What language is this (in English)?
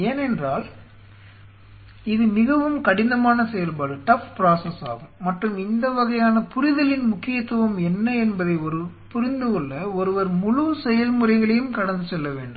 Tamil